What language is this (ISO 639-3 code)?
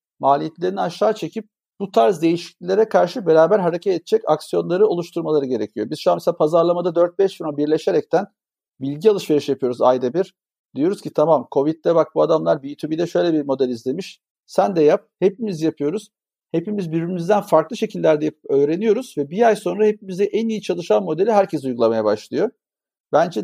tur